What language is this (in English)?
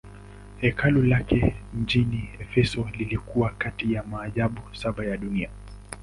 Swahili